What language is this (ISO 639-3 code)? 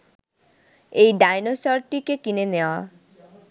ben